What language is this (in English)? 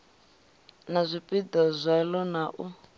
Venda